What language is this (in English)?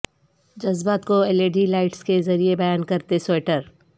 Urdu